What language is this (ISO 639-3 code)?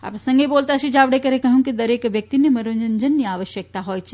guj